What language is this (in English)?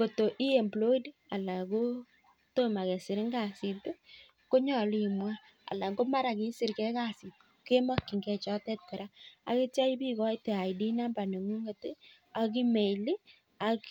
Kalenjin